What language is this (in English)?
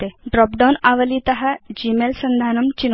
Sanskrit